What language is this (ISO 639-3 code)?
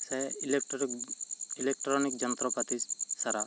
sat